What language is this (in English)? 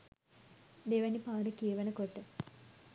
Sinhala